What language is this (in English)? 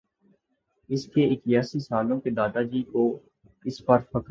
Urdu